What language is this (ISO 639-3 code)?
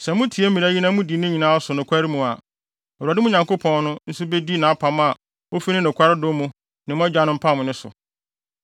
aka